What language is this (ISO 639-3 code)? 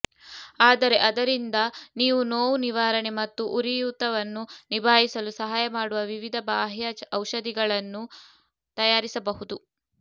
kan